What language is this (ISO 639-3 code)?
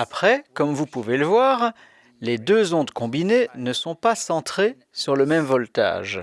fra